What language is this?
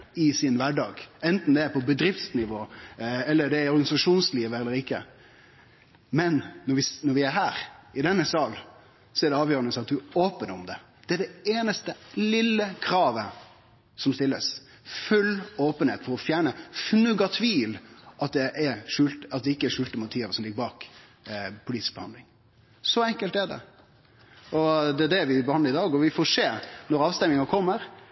Norwegian Nynorsk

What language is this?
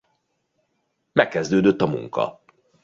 Hungarian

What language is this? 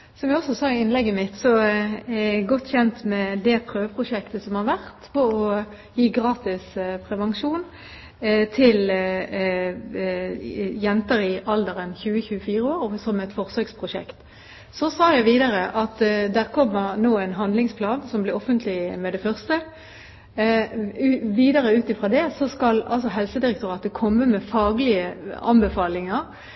Norwegian Bokmål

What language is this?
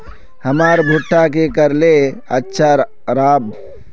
Magahi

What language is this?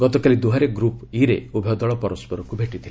Odia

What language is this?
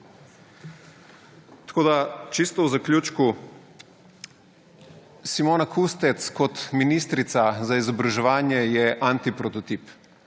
Slovenian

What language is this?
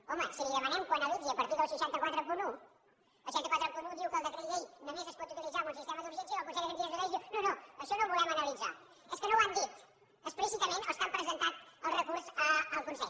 Catalan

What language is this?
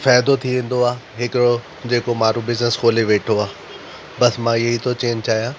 Sindhi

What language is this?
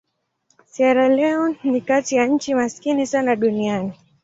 Swahili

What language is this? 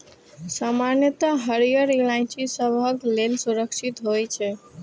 Maithili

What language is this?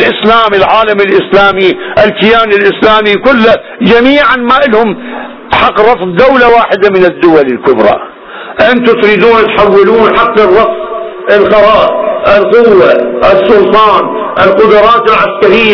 Arabic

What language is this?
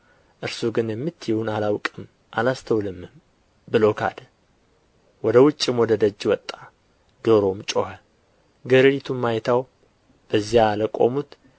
Amharic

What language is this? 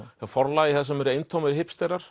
Icelandic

